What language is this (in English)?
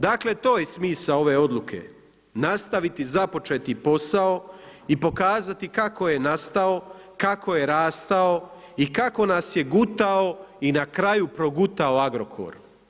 Croatian